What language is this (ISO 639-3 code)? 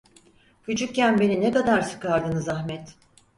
tur